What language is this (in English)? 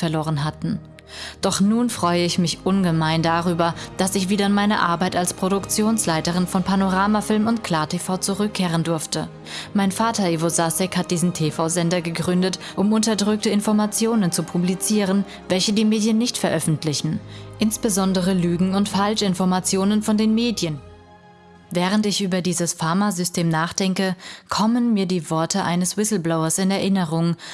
German